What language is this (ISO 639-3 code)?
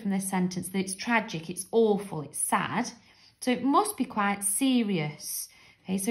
eng